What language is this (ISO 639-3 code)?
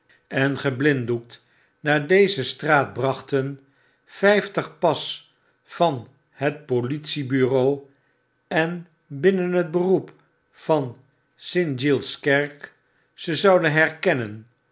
nld